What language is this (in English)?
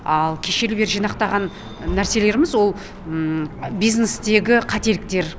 Kazakh